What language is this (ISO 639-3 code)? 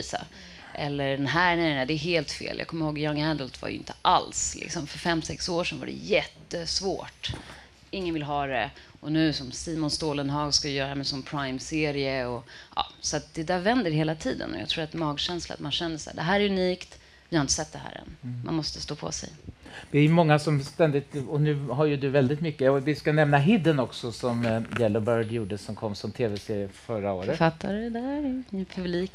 swe